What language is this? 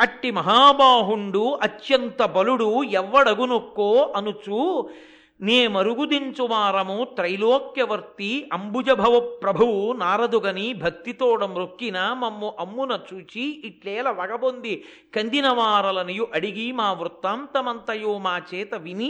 Telugu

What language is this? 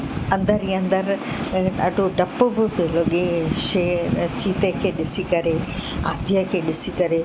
Sindhi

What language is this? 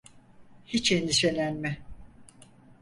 Turkish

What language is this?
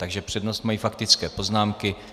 Czech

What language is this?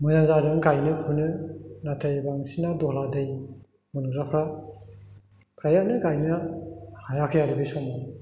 Bodo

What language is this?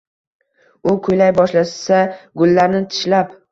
Uzbek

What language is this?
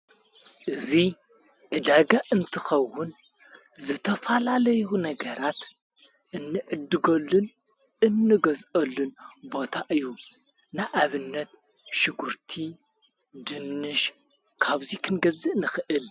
Tigrinya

